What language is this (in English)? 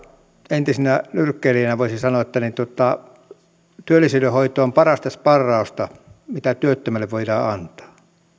Finnish